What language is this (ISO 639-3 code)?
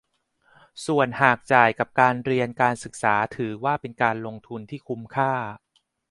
tha